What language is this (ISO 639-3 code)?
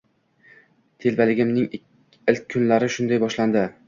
uzb